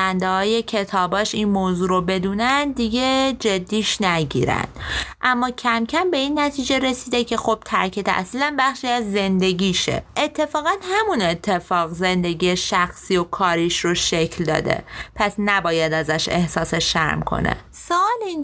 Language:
Persian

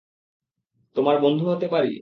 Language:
Bangla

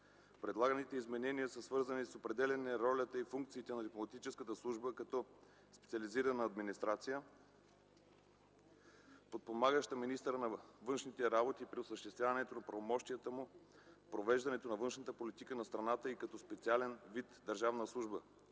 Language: Bulgarian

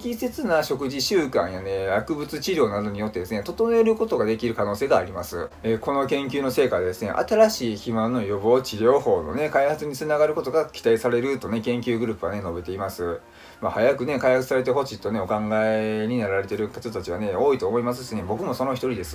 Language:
Japanese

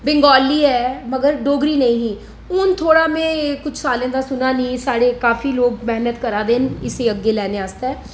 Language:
Dogri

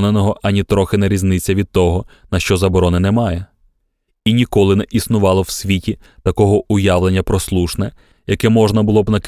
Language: Ukrainian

